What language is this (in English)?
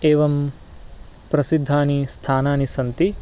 Sanskrit